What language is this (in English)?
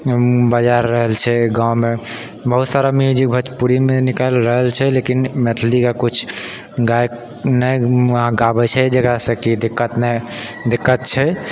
Maithili